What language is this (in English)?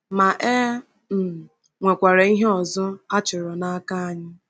Igbo